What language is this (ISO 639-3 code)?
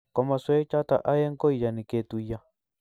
kln